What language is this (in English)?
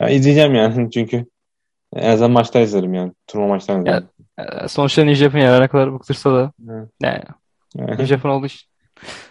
Turkish